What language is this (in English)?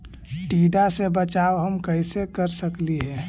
Magahi